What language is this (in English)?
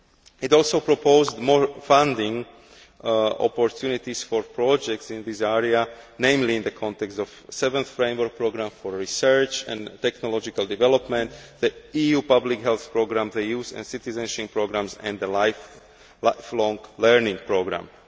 English